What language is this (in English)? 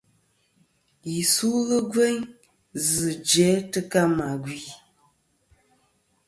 Kom